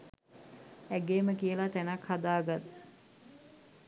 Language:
Sinhala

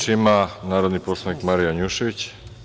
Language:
Serbian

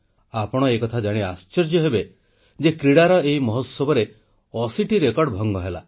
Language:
Odia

